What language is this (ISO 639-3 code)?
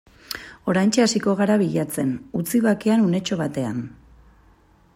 eus